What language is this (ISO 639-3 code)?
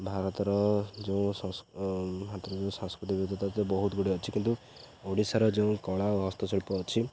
ori